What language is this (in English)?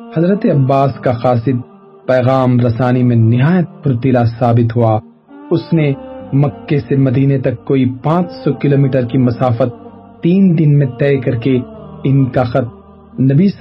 Urdu